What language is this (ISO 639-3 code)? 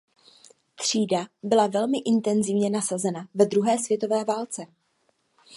ces